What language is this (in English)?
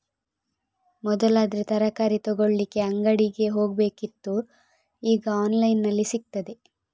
Kannada